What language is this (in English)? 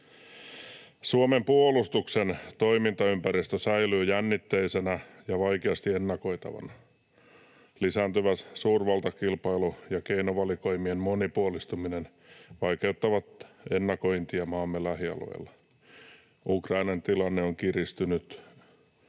Finnish